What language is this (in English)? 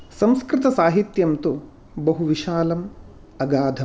Sanskrit